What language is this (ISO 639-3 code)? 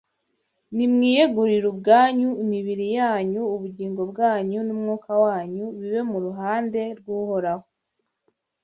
kin